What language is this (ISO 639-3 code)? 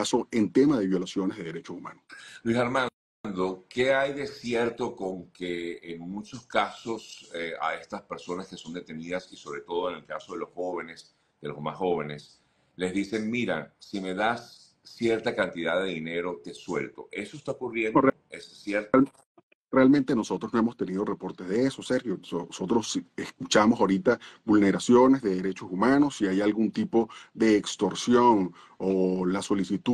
spa